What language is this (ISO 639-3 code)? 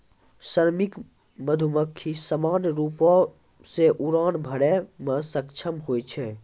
mai